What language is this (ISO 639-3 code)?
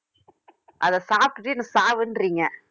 tam